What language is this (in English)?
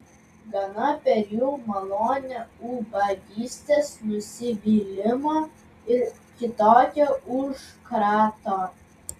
Lithuanian